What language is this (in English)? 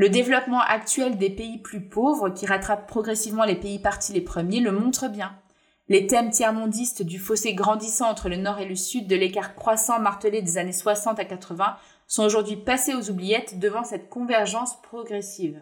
French